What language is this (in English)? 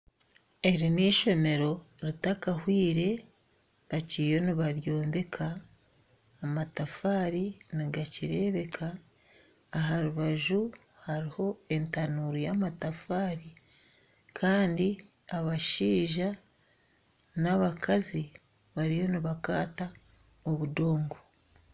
Nyankole